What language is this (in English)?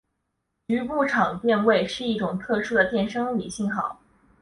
Chinese